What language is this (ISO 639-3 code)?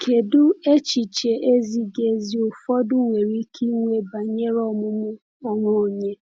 ibo